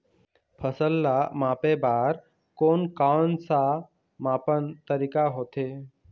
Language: Chhattisgarhi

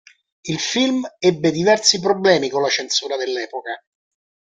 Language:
Italian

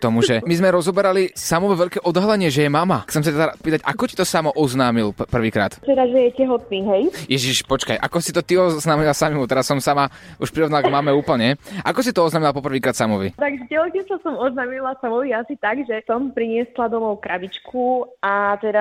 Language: Slovak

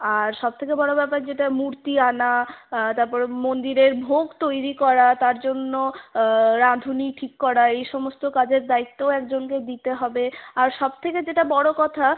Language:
Bangla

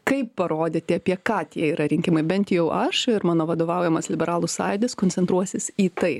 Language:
Lithuanian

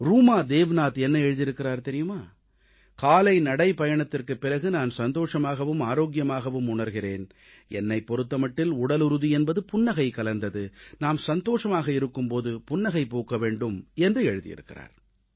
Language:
Tamil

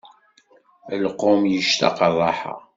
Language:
Kabyle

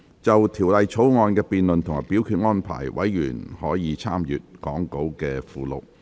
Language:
Cantonese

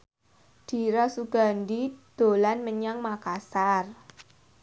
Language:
Javanese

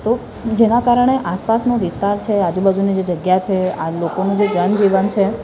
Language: Gujarati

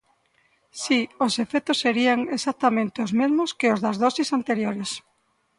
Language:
Galician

